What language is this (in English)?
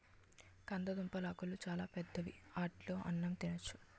Telugu